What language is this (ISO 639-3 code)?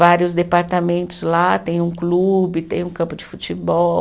por